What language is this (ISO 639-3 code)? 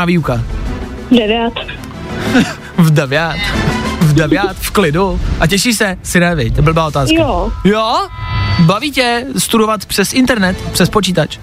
ces